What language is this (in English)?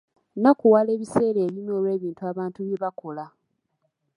Ganda